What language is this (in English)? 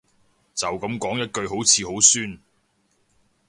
Cantonese